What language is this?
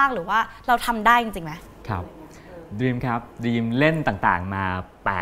Thai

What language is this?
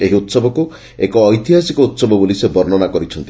Odia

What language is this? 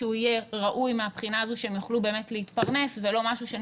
Hebrew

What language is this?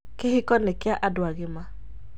Kikuyu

